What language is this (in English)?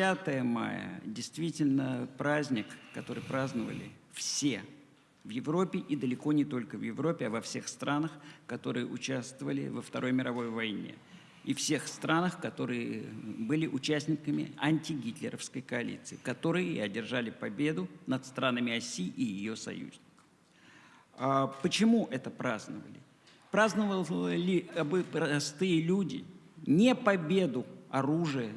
Russian